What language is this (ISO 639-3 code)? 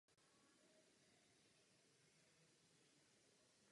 ces